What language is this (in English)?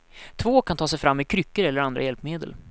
Swedish